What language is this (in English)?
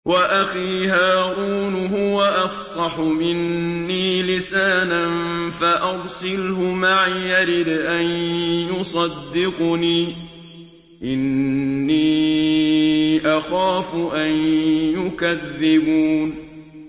Arabic